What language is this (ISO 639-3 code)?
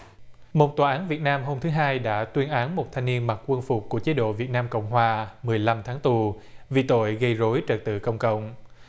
vie